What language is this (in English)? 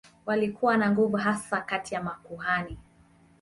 Swahili